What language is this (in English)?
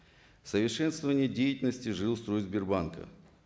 Kazakh